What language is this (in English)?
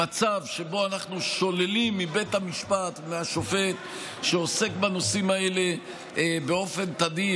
Hebrew